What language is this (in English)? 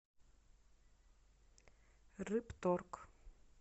Russian